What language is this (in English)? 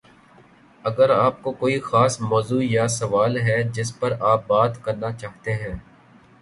Urdu